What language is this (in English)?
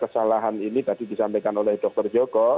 Indonesian